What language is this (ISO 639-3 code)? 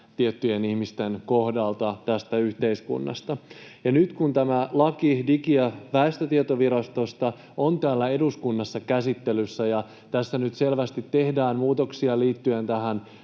fin